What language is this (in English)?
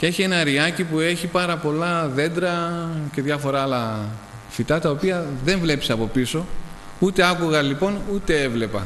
Greek